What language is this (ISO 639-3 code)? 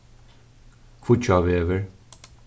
fao